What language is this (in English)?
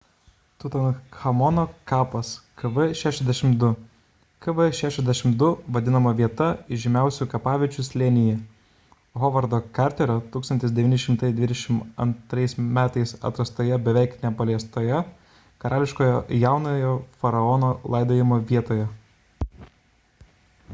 Lithuanian